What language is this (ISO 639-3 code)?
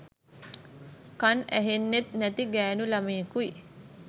sin